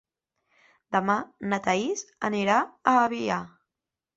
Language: Catalan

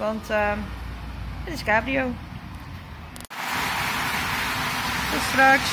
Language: Dutch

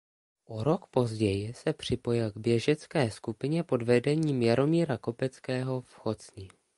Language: Czech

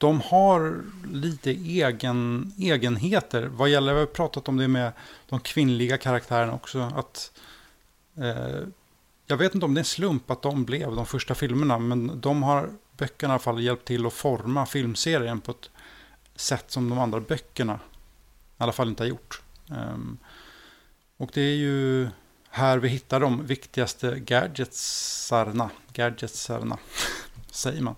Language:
Swedish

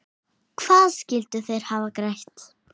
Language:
Icelandic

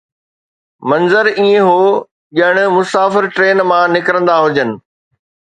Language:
Sindhi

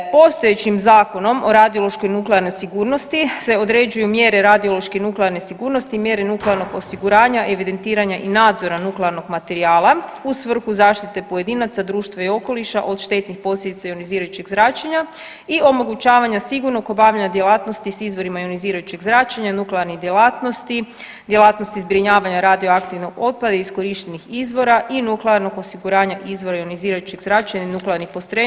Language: Croatian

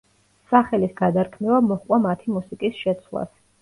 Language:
Georgian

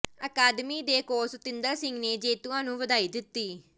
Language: Punjabi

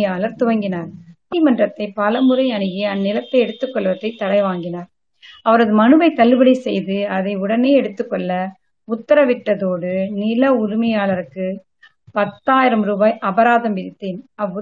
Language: Tamil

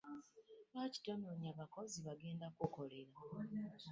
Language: Ganda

